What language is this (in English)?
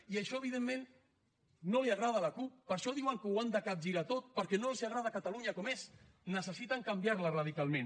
Catalan